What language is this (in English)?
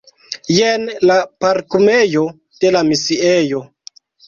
Esperanto